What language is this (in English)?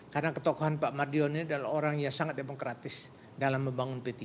Indonesian